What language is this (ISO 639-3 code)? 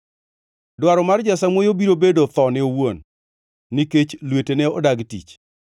luo